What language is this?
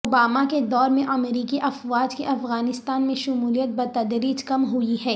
Urdu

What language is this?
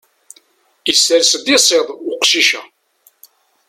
Kabyle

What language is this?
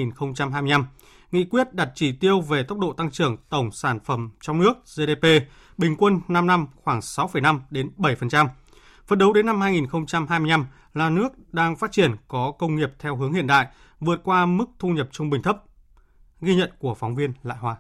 Vietnamese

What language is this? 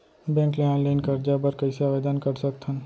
Chhattisgarhi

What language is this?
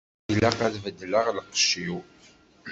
Kabyle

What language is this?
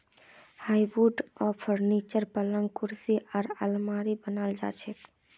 Magahi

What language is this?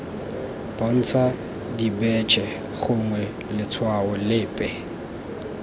Tswana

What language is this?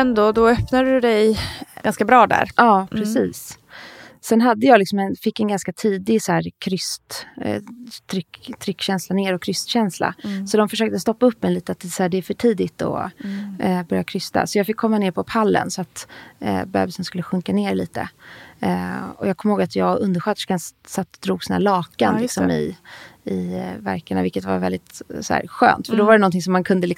Swedish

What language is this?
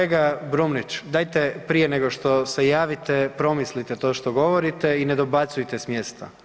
Croatian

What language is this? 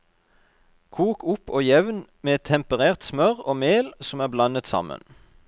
Norwegian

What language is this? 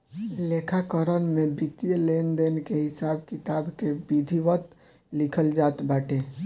Bhojpuri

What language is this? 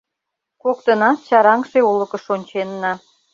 Mari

